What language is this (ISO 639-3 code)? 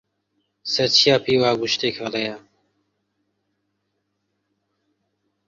ckb